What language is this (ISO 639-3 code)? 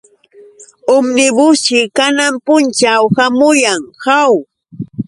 qux